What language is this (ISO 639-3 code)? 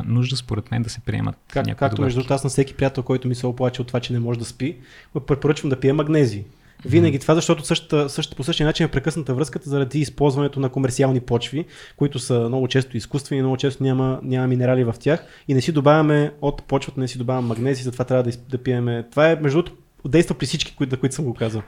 bul